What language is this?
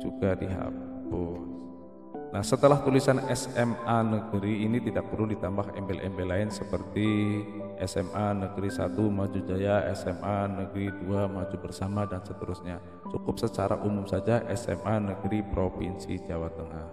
Indonesian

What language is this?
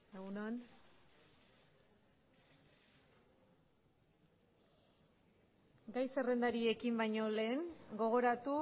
Basque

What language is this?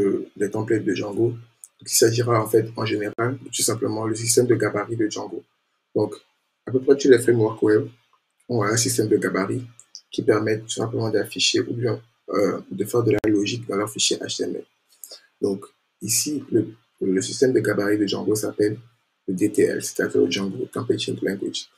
French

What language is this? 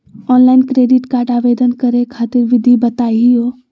Magahi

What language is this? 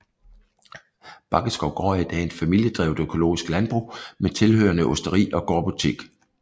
Danish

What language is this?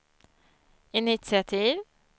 Swedish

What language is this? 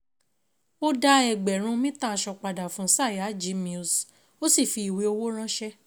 Yoruba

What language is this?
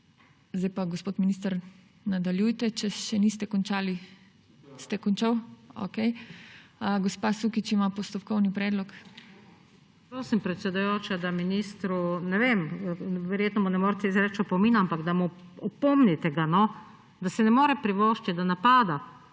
Slovenian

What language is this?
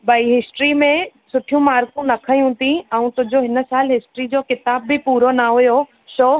Sindhi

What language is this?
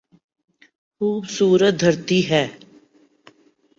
Urdu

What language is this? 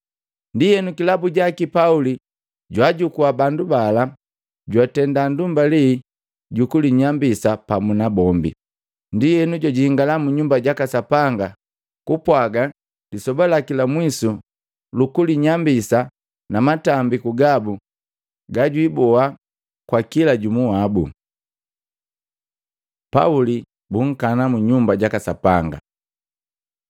Matengo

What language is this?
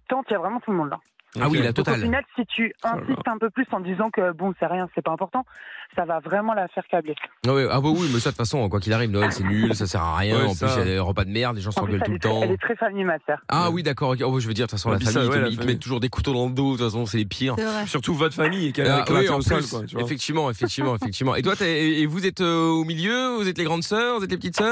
French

